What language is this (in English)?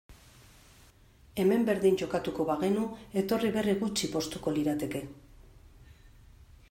Basque